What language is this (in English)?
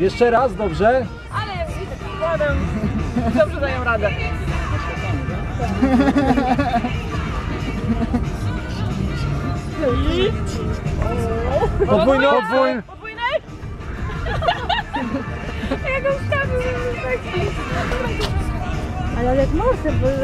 Polish